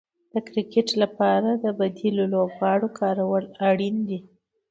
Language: Pashto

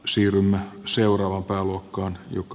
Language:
Finnish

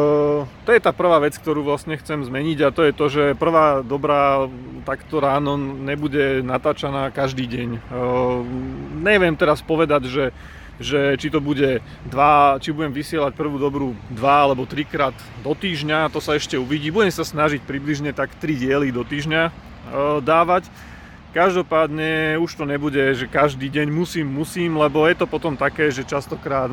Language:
Slovak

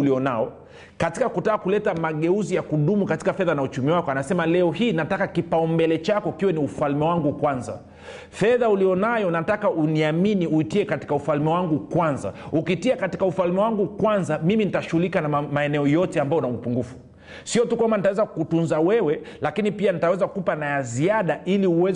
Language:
Swahili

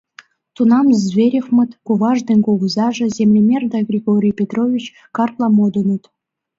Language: Mari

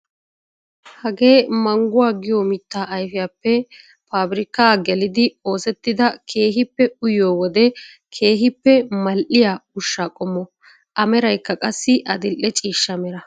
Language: Wolaytta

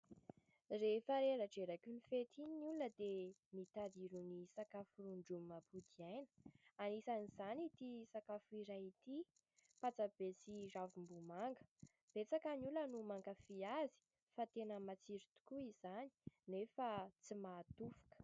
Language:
Malagasy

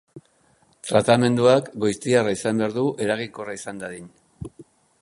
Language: Basque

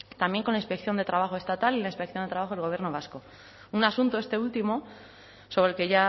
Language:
Spanish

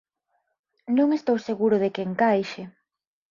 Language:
Galician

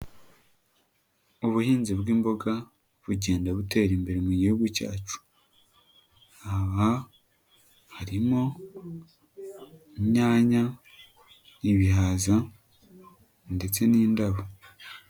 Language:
Kinyarwanda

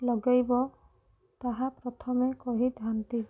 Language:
Odia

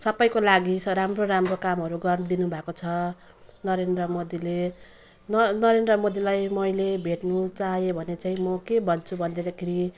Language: Nepali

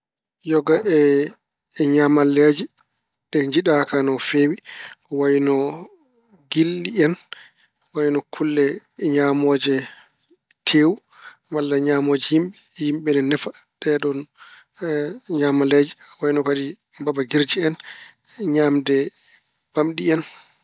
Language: Fula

